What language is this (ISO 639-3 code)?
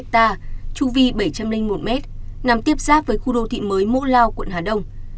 vie